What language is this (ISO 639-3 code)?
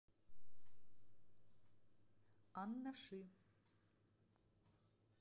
rus